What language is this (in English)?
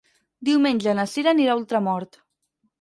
Catalan